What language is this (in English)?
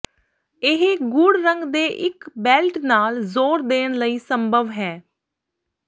Punjabi